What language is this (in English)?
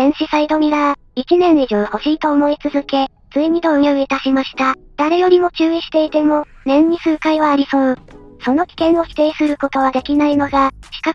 Japanese